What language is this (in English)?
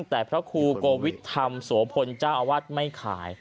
Thai